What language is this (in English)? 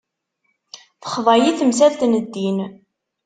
Kabyle